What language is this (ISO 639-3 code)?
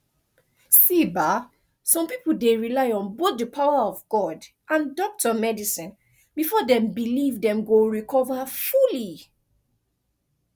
pcm